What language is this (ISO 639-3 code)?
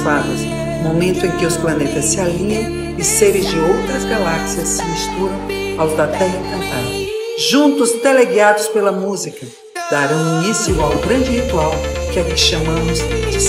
por